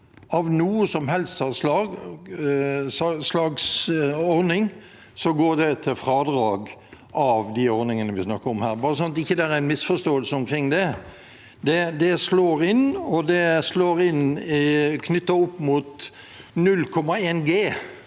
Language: Norwegian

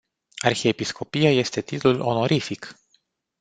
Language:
Romanian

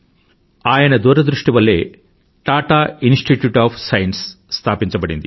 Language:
Telugu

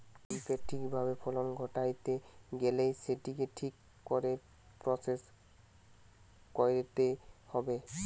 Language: Bangla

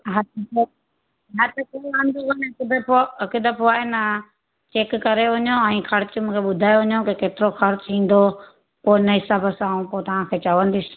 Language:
Sindhi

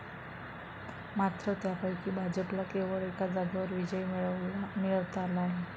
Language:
Marathi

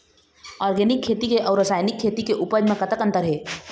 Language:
Chhattisgarhi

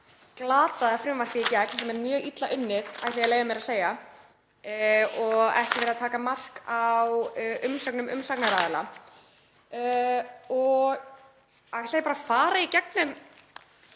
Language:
Icelandic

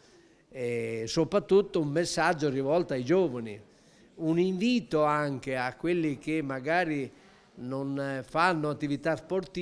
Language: Italian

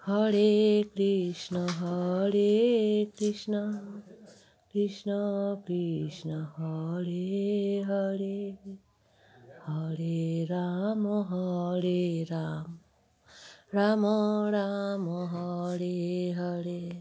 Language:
Bangla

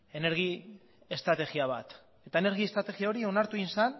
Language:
Basque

